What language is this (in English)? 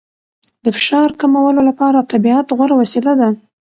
Pashto